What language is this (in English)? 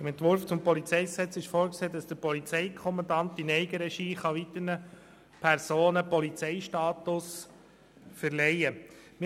Swiss German